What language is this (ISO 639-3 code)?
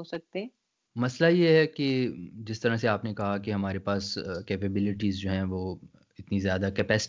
urd